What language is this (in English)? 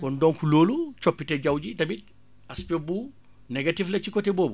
Wolof